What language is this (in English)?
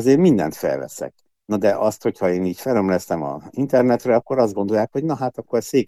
Hungarian